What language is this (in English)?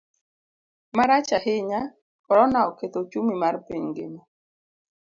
Luo (Kenya and Tanzania)